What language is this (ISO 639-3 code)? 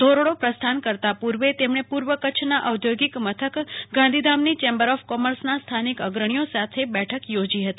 guj